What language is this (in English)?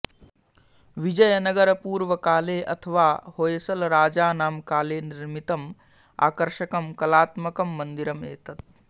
Sanskrit